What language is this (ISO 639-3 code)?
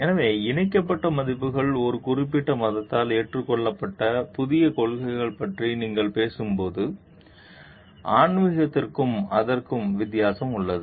tam